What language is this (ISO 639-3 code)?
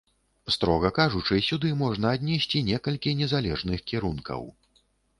bel